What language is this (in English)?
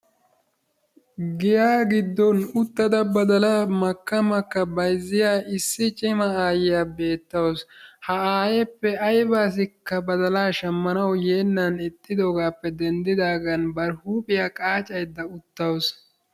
Wolaytta